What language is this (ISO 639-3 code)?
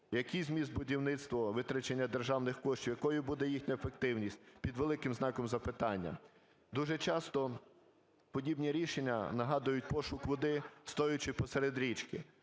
ukr